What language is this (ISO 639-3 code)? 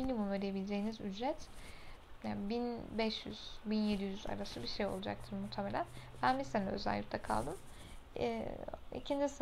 tur